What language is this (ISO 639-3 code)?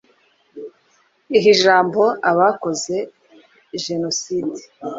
kin